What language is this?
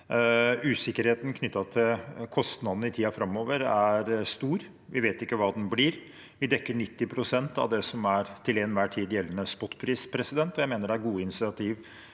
Norwegian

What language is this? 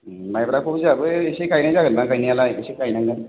Bodo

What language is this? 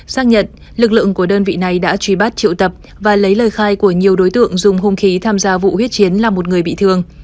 Vietnamese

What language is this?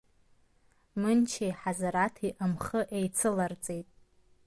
Abkhazian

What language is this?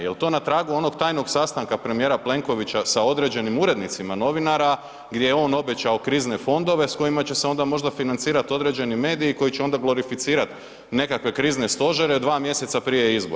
Croatian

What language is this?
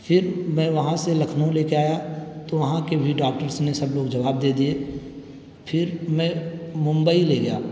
Urdu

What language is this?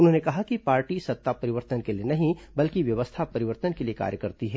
Hindi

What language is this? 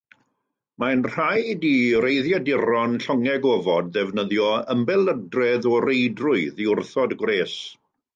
Welsh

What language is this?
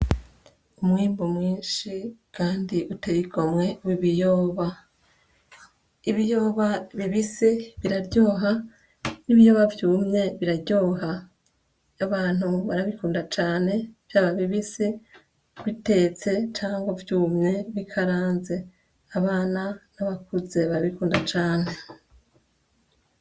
Rundi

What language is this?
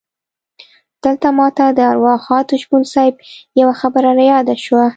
Pashto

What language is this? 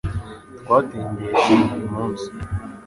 Kinyarwanda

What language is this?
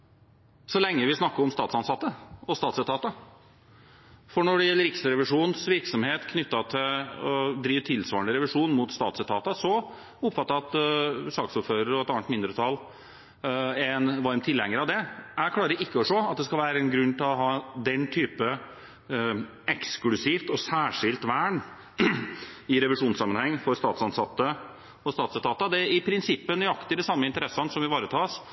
Norwegian Bokmål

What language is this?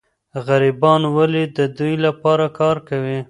Pashto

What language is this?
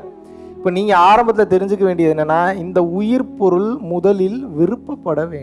Tamil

